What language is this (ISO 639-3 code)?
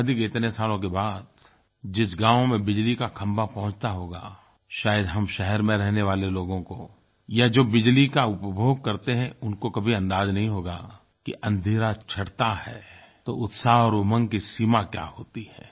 hin